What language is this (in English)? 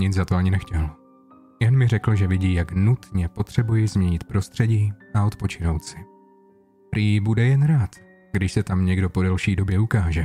Czech